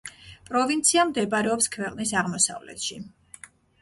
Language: Georgian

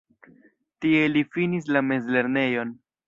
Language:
Esperanto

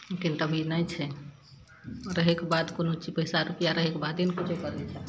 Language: Maithili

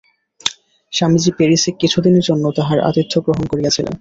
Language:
Bangla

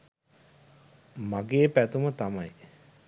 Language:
Sinhala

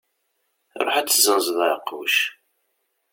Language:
Kabyle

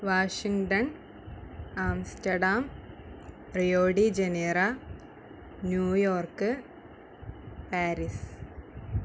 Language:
Malayalam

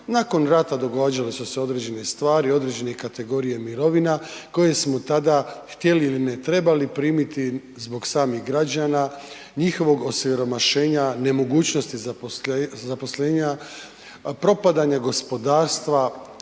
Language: Croatian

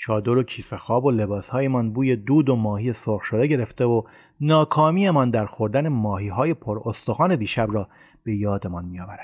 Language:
Persian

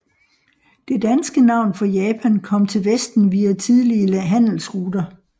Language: Danish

